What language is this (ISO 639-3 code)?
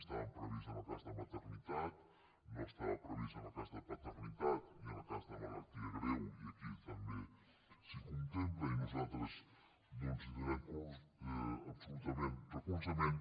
cat